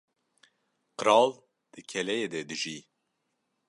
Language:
Kurdish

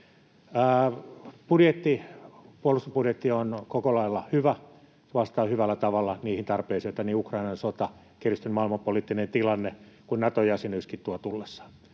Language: Finnish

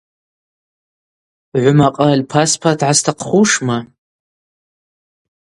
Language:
Abaza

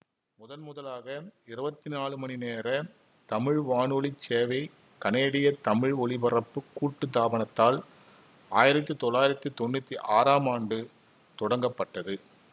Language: Tamil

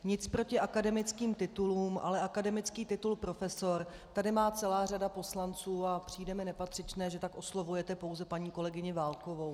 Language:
Czech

